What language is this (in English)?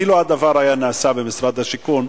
Hebrew